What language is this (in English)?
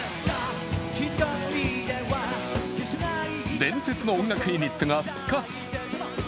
Japanese